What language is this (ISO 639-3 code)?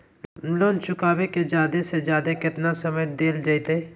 mag